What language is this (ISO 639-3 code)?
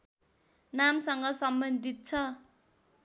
nep